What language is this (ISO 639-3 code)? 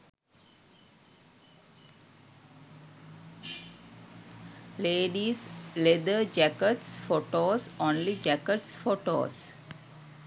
sin